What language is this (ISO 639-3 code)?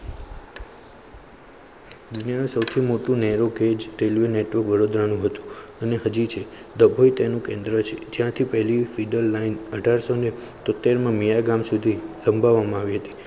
guj